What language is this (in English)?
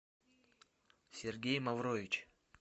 Russian